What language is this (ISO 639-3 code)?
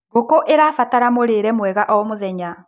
kik